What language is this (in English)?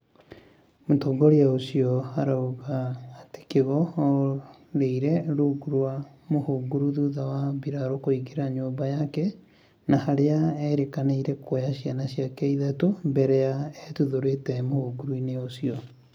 Kikuyu